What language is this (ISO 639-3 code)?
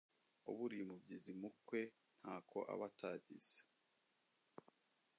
kin